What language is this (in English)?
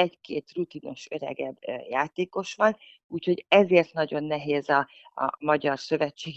Hungarian